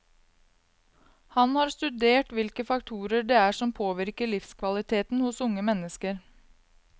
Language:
Norwegian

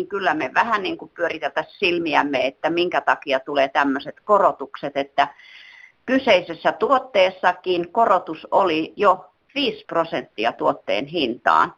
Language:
Finnish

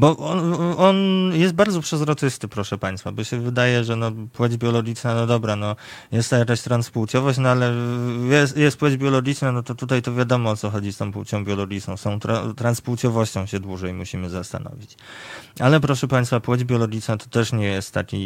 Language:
Polish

